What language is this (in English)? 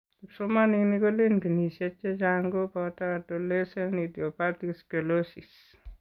Kalenjin